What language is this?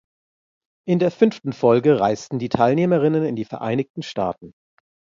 German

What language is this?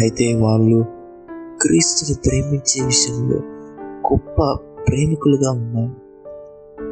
Telugu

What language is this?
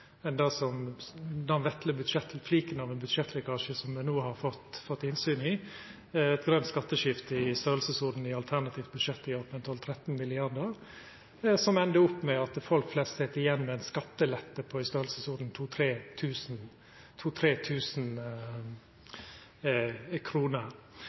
Norwegian Nynorsk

